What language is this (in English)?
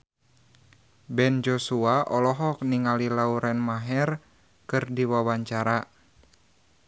Sundanese